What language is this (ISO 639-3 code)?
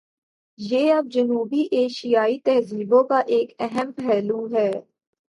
urd